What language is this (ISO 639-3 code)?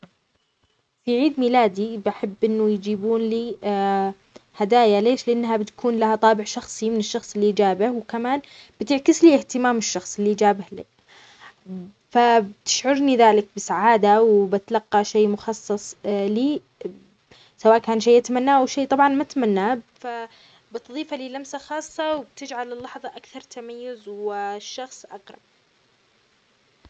acx